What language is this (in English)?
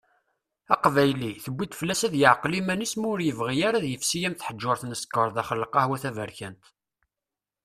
Kabyle